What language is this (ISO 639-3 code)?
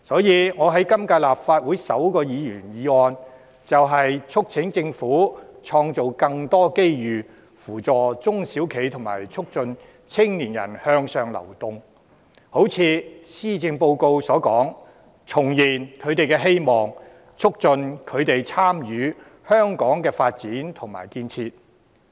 yue